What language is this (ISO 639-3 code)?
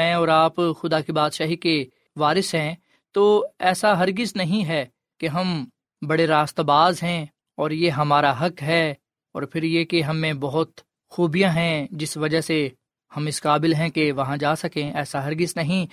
urd